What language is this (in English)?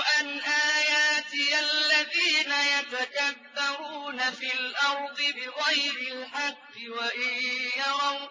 Arabic